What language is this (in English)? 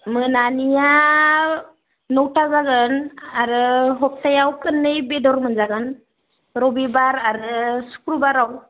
Bodo